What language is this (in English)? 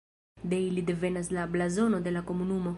Esperanto